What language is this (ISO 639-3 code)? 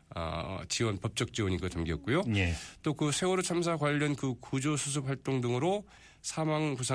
kor